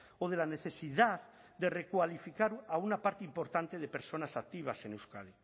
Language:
Spanish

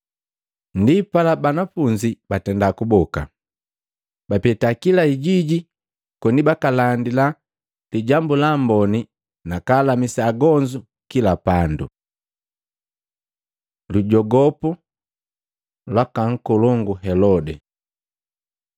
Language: Matengo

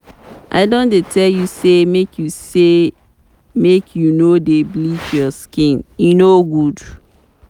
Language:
Nigerian Pidgin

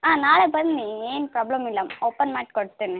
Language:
Kannada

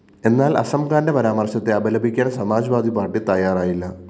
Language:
Malayalam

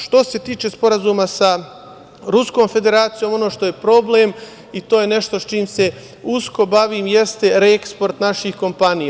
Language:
Serbian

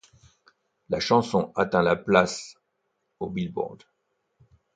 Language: French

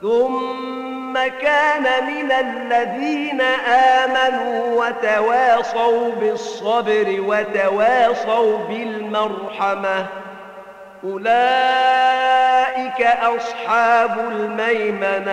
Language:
Arabic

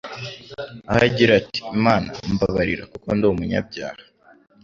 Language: Kinyarwanda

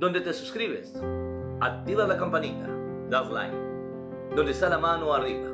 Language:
Spanish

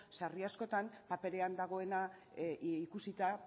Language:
Basque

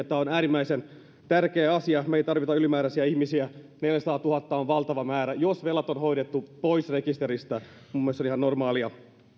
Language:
Finnish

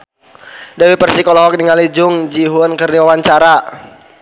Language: Sundanese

